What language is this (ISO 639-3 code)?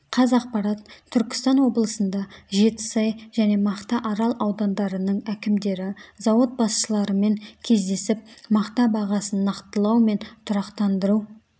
kaz